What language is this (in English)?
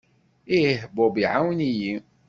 Kabyle